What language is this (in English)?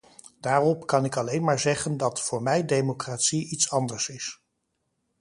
Dutch